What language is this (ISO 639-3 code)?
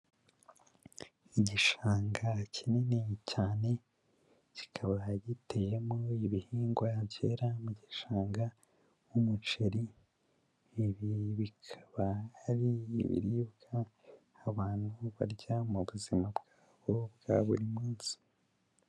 kin